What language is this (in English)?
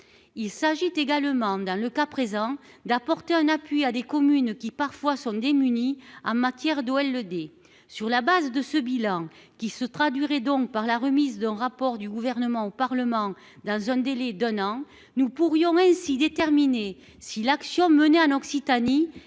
French